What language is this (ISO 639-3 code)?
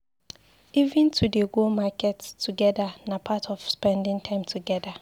pcm